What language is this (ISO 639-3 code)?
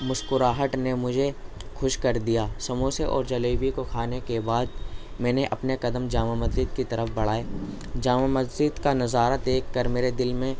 urd